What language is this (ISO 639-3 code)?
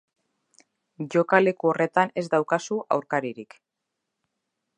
eus